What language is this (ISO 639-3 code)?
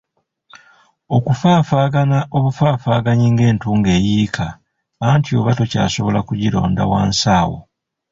lug